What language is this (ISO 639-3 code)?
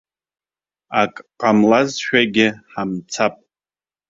abk